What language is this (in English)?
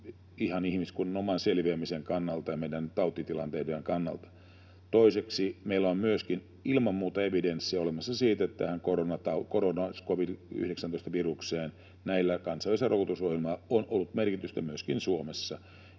Finnish